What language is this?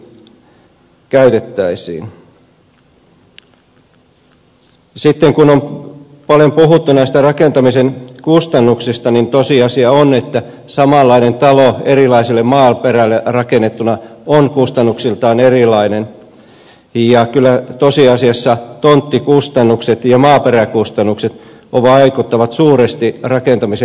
Finnish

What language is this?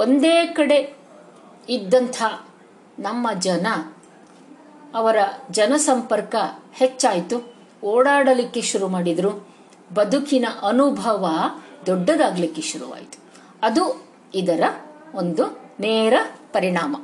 Kannada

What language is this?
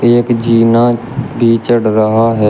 Hindi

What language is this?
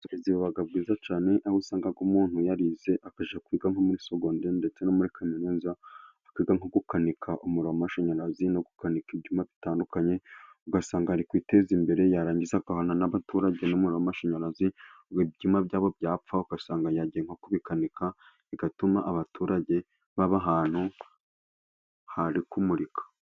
Kinyarwanda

